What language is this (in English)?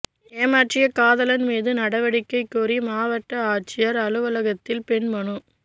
Tamil